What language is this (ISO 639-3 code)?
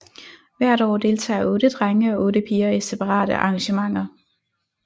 dan